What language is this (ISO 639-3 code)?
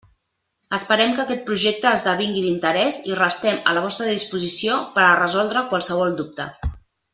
cat